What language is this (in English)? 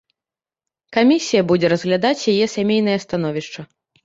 Belarusian